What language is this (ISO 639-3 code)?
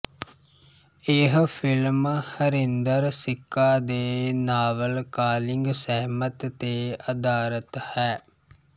pan